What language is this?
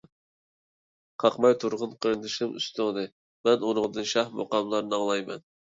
Uyghur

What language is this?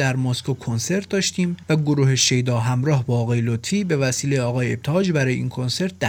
Persian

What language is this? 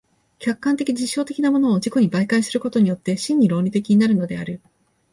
Japanese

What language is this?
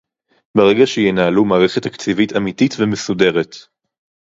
Hebrew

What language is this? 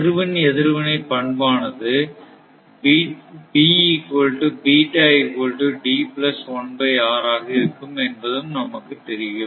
Tamil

